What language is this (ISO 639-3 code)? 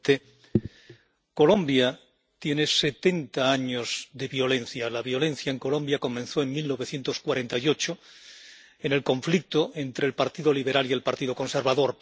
spa